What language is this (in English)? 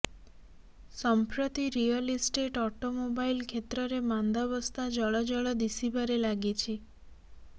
Odia